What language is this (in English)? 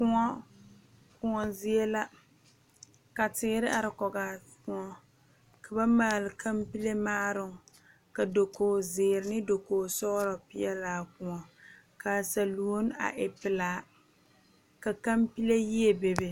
Southern Dagaare